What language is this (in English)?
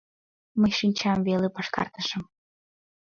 Mari